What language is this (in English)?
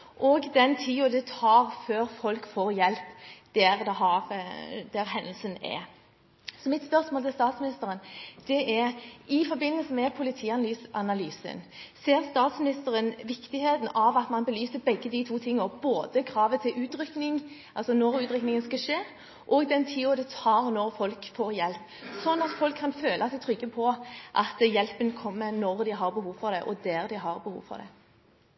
Norwegian Bokmål